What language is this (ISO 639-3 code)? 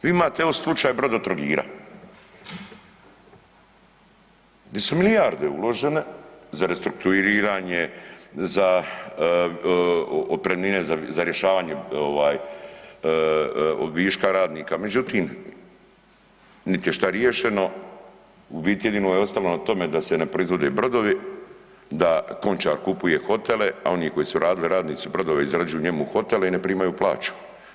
hrv